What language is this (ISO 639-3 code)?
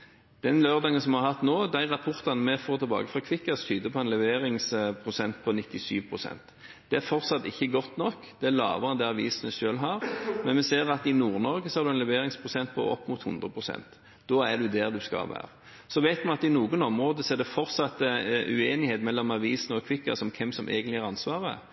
nob